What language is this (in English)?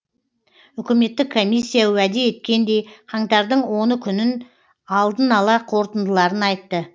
Kazakh